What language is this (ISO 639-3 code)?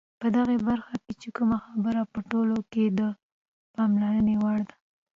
pus